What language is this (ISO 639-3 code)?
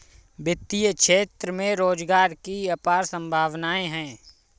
hin